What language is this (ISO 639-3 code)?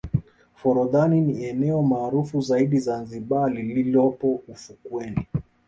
swa